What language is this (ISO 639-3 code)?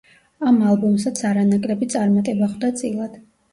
kat